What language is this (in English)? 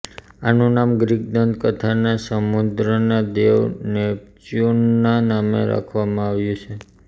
Gujarati